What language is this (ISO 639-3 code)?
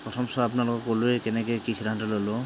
asm